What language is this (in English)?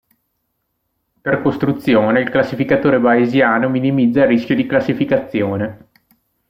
Italian